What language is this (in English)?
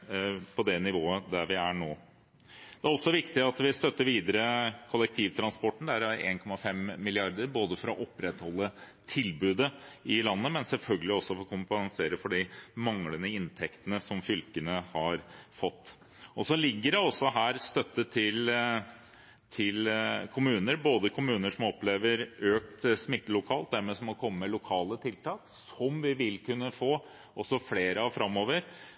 Norwegian Bokmål